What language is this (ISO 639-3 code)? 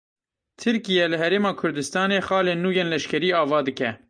kur